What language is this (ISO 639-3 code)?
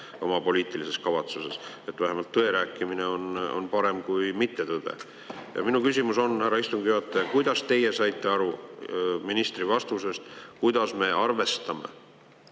est